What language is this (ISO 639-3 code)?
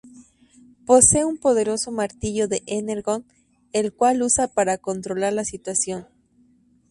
spa